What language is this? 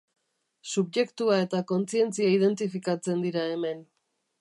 Basque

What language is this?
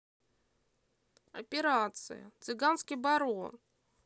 Russian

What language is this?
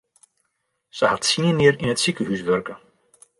Western Frisian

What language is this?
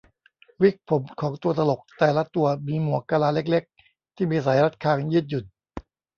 Thai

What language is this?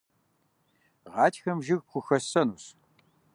Kabardian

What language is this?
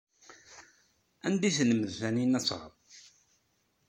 Kabyle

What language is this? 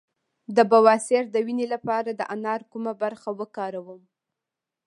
Pashto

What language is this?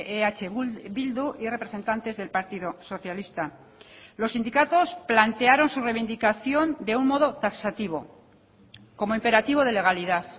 Spanish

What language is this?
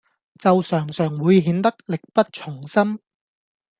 Cantonese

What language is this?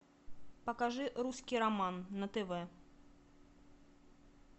Russian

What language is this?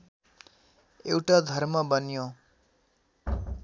Nepali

